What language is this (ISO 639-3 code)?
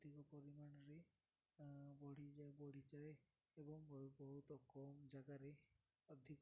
ori